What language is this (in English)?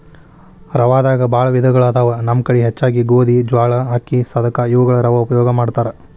Kannada